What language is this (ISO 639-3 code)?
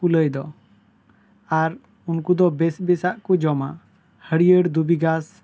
sat